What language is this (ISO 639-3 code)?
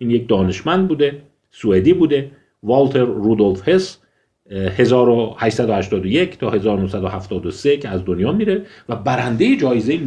fas